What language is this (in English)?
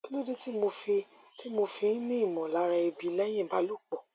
Yoruba